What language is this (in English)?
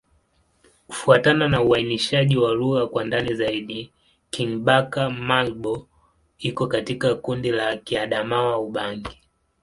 Swahili